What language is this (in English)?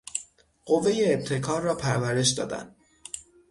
Persian